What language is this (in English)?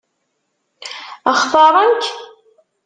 Kabyle